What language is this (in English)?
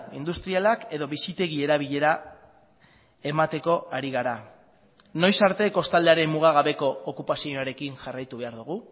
Basque